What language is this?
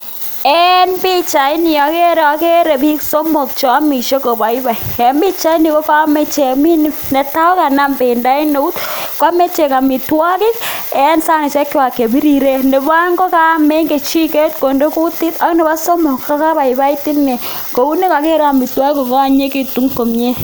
Kalenjin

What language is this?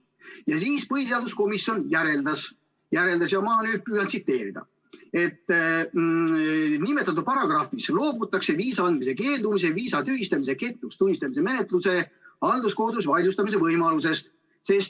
Estonian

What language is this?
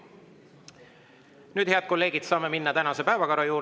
Estonian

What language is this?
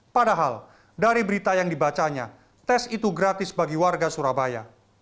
Indonesian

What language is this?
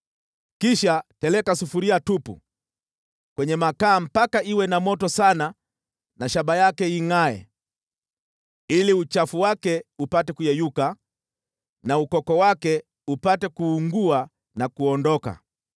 Swahili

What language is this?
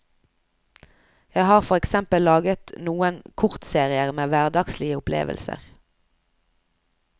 Norwegian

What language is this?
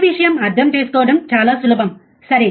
Telugu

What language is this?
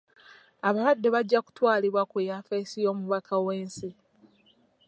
Ganda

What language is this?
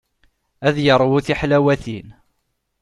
Kabyle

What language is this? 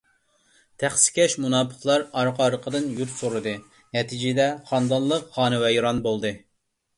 Uyghur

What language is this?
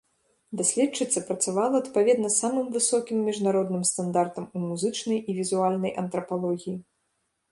Belarusian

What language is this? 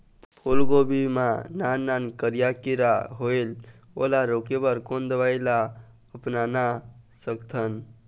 Chhattisgarhi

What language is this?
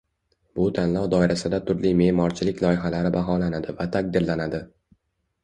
Uzbek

